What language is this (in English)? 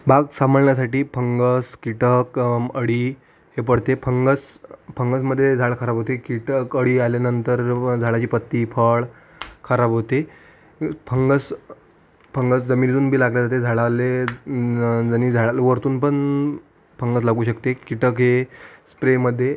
Marathi